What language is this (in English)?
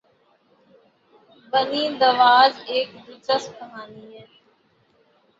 Urdu